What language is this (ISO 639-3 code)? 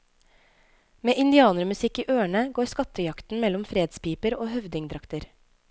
nor